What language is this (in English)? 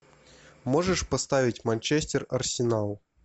Russian